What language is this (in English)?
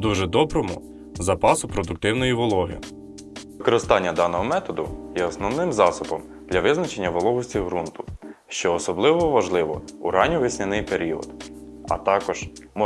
Ukrainian